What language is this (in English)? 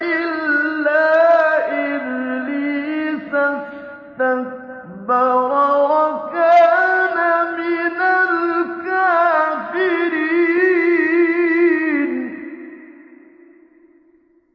Arabic